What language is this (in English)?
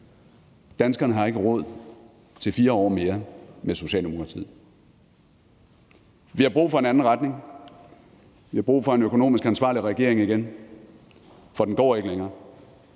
Danish